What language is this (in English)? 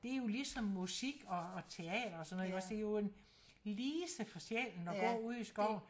Danish